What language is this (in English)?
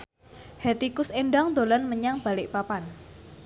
Javanese